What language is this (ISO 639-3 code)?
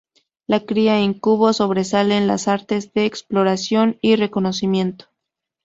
spa